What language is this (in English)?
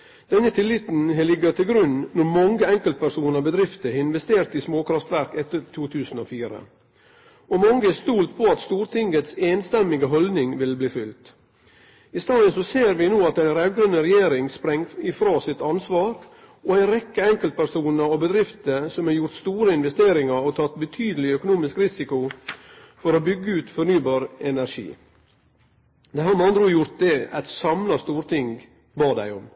Norwegian Nynorsk